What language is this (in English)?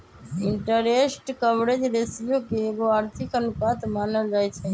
Magahi